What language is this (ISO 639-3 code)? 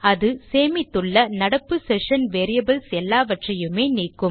tam